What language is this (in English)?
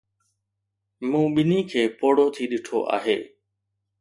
Sindhi